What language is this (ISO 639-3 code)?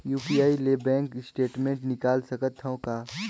hne